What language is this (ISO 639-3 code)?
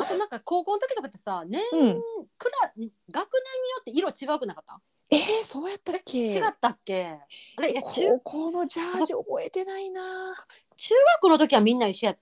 jpn